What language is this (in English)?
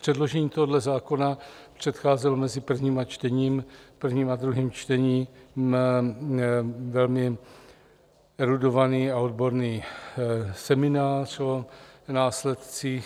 Czech